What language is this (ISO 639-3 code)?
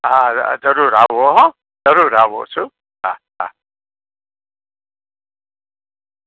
guj